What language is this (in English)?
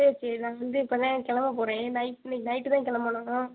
Tamil